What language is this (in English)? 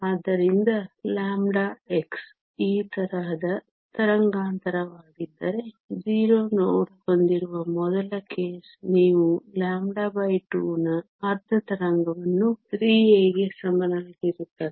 Kannada